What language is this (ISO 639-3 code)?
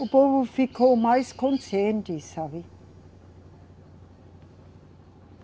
por